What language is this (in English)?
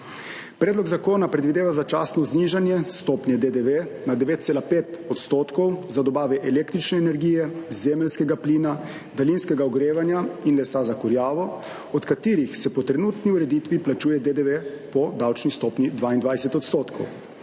Slovenian